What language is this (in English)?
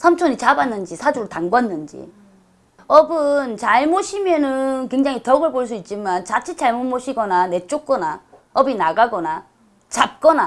Korean